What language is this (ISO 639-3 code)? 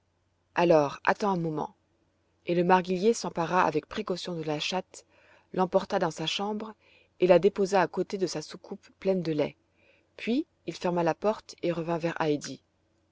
fra